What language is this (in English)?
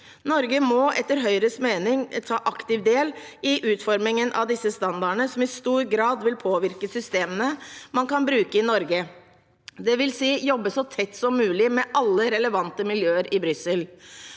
Norwegian